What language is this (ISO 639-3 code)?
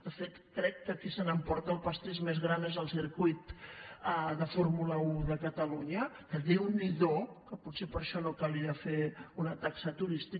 cat